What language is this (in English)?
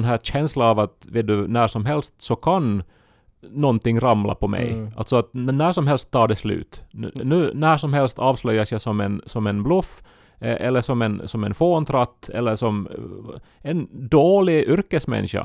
Swedish